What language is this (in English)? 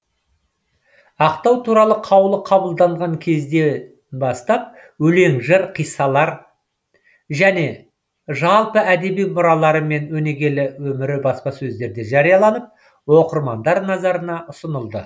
Kazakh